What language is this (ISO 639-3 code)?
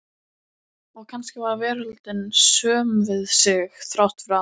isl